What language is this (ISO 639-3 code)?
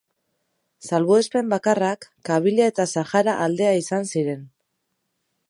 eus